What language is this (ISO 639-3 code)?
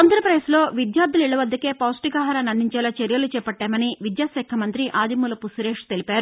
tel